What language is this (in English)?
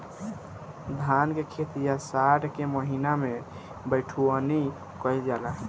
Bhojpuri